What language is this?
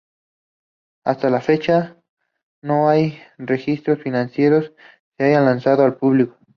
Spanish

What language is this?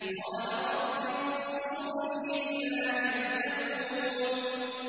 Arabic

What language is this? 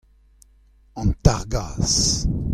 Breton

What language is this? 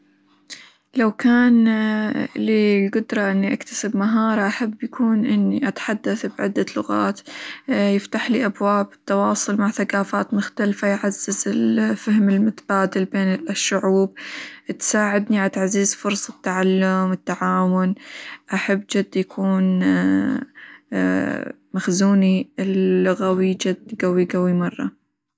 Hijazi Arabic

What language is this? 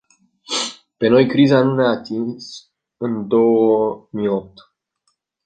Romanian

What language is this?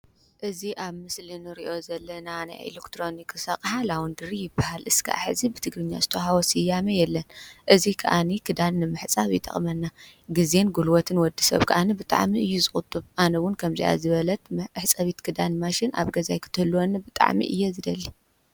Tigrinya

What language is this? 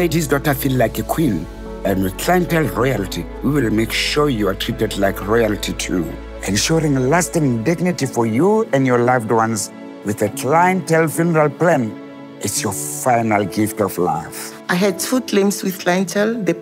English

